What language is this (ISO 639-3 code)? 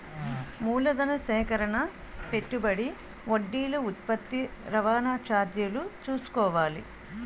tel